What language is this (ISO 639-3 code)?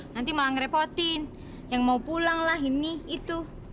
ind